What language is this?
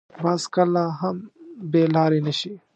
Pashto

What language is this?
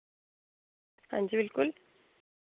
Dogri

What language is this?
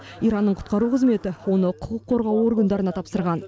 Kazakh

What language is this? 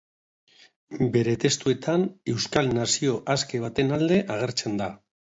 Basque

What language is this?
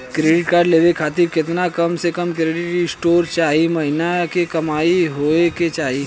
Bhojpuri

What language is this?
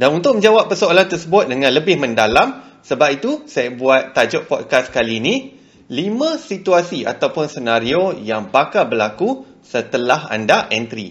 Malay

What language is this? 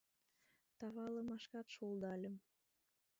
Mari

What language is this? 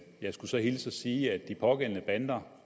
Danish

